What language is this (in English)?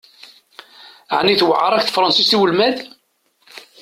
Kabyle